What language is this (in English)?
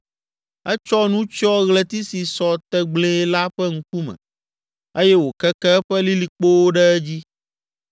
Ewe